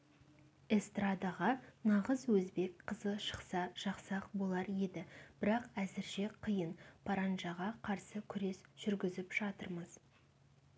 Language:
Kazakh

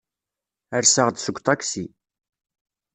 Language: Kabyle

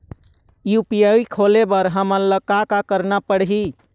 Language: Chhattisgarhi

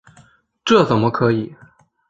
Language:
Chinese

